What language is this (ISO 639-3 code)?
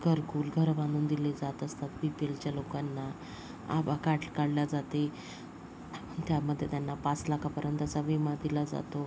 mar